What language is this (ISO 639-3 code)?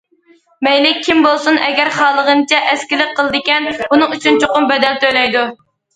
uig